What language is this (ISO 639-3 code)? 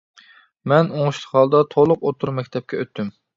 uig